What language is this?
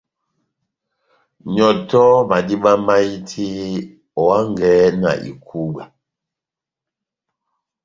Batanga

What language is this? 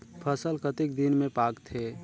Chhattisgarhi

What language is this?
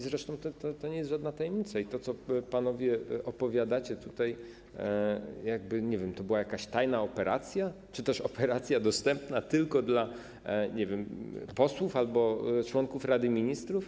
Polish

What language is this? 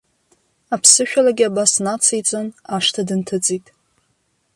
Abkhazian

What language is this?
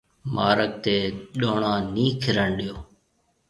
Marwari (Pakistan)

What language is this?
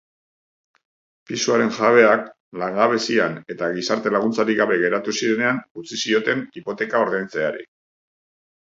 Basque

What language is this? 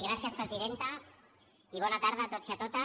Catalan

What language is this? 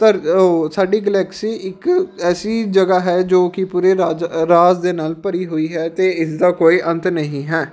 Punjabi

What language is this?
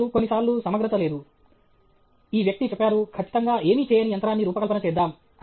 Telugu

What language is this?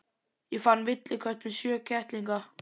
Icelandic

